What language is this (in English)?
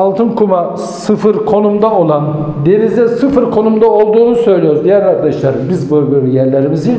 Turkish